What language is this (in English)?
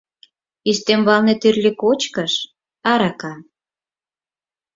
Mari